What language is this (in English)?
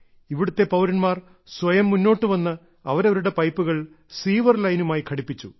Malayalam